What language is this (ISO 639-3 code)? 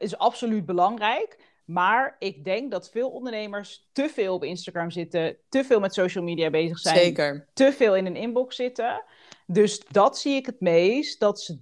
nld